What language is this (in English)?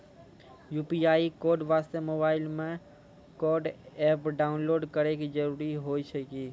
Maithili